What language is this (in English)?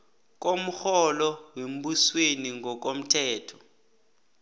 South Ndebele